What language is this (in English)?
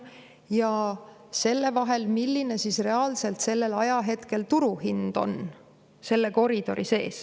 Estonian